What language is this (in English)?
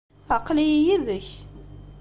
Kabyle